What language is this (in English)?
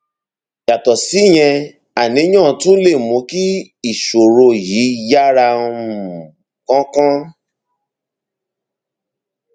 Yoruba